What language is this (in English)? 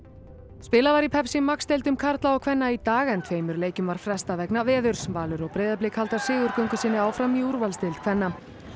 Icelandic